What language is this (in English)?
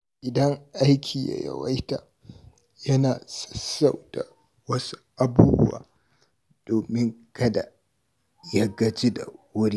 Hausa